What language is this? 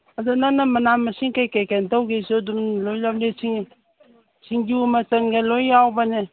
Manipuri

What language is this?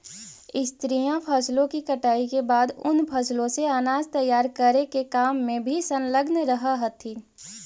Magahi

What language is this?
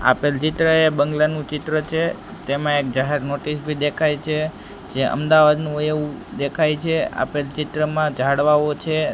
Gujarati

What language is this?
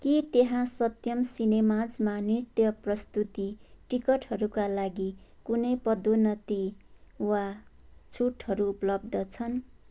Nepali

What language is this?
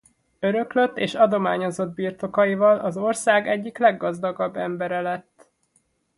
Hungarian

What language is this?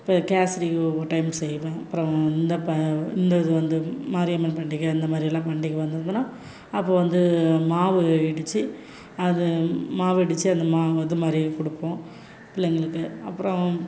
Tamil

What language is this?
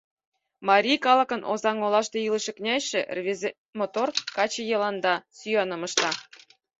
Mari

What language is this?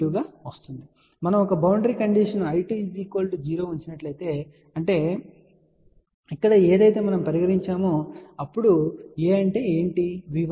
Telugu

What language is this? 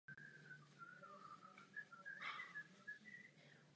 Czech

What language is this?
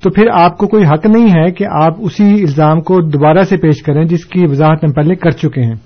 Urdu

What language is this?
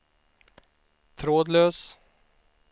Swedish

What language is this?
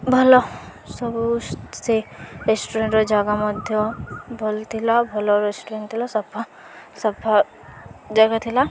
Odia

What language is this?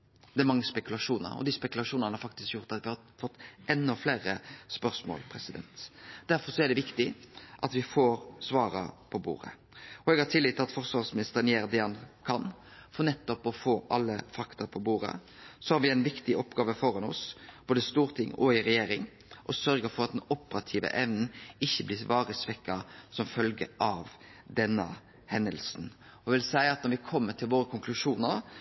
Norwegian Nynorsk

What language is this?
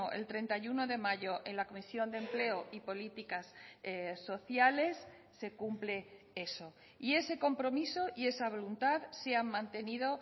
Spanish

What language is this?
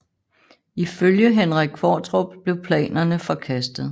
Danish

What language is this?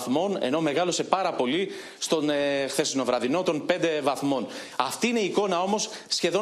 Greek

